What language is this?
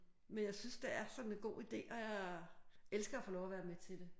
Danish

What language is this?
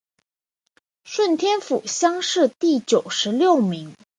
Chinese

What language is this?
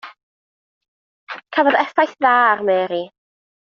Welsh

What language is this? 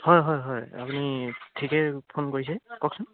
Assamese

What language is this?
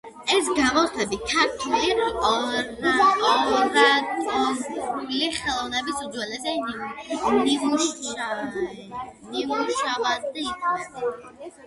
Georgian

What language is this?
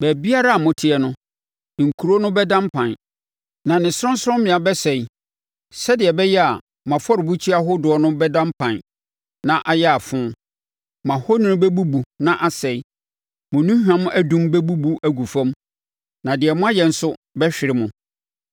Akan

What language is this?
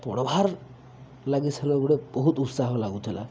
Odia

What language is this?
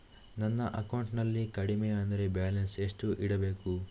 Kannada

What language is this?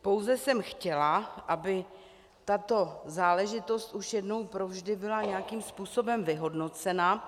Czech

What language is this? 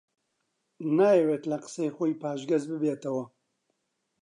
Central Kurdish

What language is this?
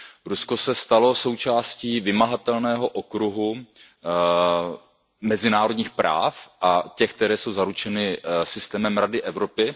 Czech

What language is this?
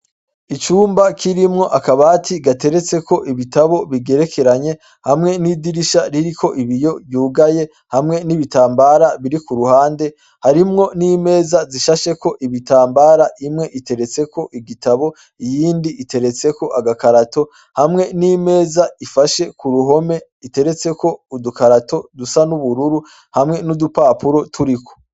Rundi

